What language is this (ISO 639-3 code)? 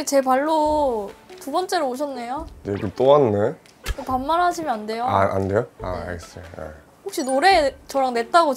kor